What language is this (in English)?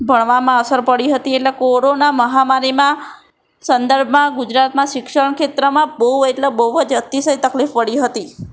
Gujarati